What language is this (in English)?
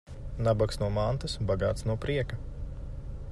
Latvian